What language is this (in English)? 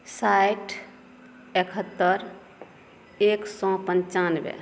Maithili